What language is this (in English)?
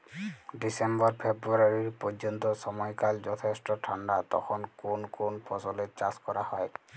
Bangla